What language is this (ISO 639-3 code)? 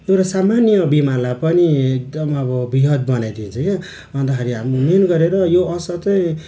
nep